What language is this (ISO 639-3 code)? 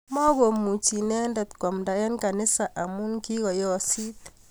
kln